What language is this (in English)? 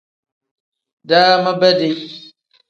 Tem